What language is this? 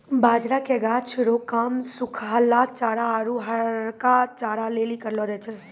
Maithili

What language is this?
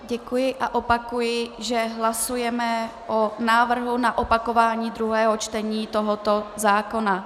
Czech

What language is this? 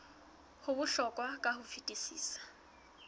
Southern Sotho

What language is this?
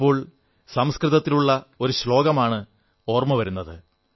Malayalam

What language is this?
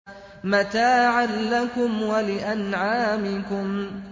Arabic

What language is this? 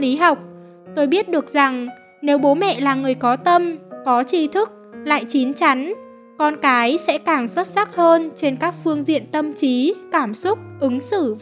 Vietnamese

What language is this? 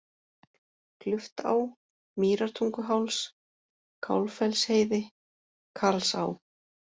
Icelandic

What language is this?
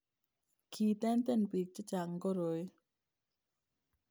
Kalenjin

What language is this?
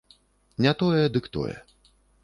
Belarusian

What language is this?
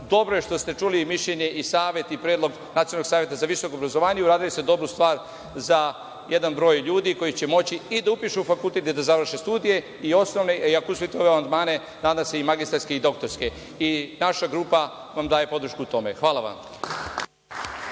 Serbian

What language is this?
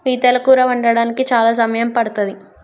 Telugu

